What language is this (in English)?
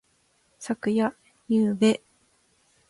Japanese